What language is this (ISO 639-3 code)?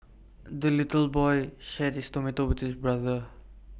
eng